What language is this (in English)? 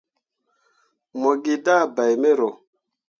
Mundang